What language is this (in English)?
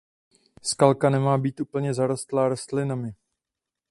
Czech